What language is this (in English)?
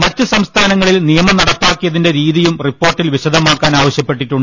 Malayalam